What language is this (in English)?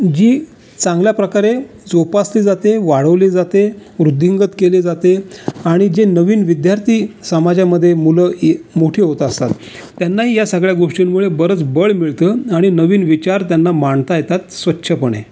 Marathi